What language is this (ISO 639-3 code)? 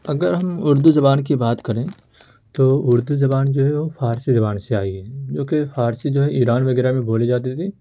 urd